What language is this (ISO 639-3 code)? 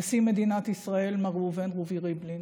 heb